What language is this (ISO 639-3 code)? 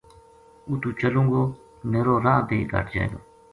gju